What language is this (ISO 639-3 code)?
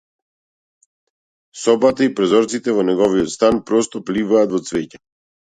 mkd